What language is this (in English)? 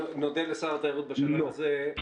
Hebrew